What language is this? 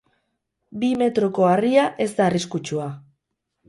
Basque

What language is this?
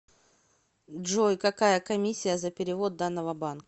Russian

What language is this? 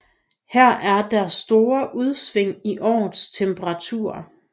Danish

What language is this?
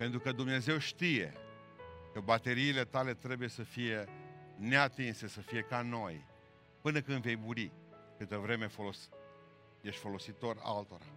Romanian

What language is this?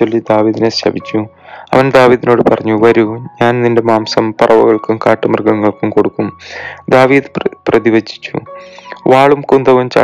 Malayalam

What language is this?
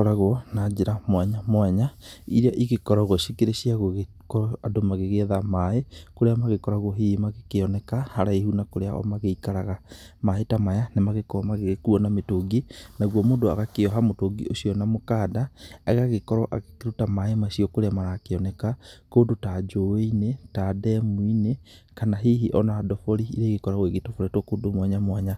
Kikuyu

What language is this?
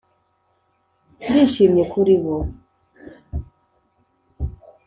Kinyarwanda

